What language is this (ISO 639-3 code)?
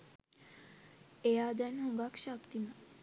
sin